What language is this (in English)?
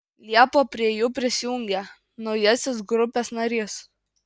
Lithuanian